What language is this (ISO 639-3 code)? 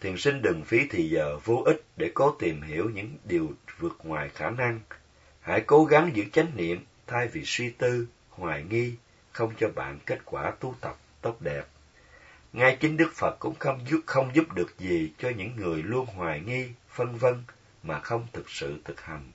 vie